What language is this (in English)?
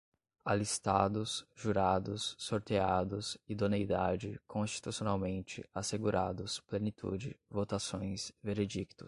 Portuguese